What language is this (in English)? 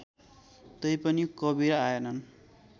Nepali